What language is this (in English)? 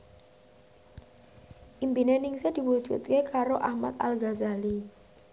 Javanese